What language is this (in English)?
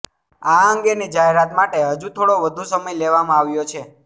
Gujarati